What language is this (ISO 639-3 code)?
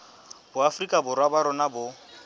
sot